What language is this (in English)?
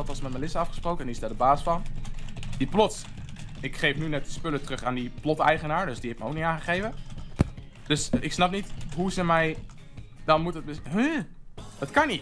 Dutch